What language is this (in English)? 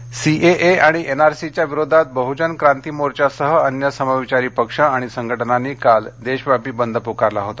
Marathi